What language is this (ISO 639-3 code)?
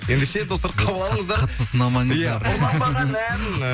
kaz